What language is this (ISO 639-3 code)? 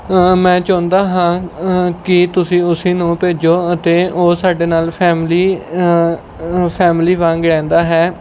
pan